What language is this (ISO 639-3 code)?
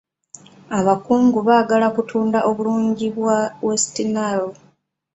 lug